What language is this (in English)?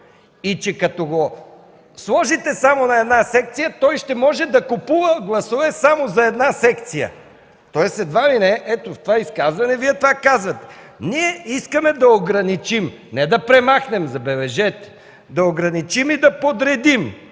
Bulgarian